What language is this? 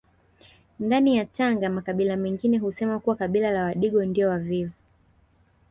Swahili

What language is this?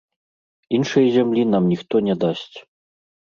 Belarusian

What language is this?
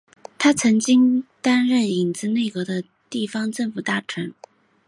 Chinese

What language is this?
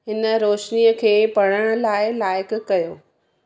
Sindhi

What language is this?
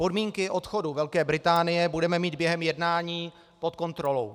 Czech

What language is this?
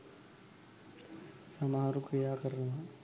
Sinhala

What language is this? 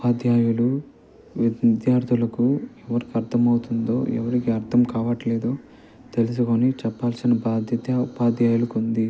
Telugu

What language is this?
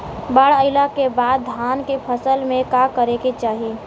Bhojpuri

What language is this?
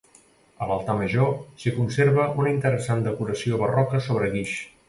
Catalan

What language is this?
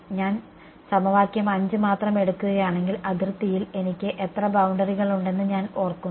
Malayalam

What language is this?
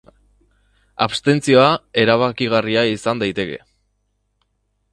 Basque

